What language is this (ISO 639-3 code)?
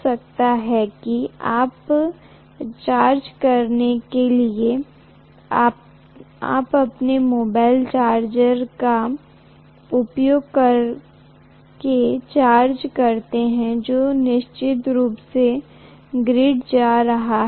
hin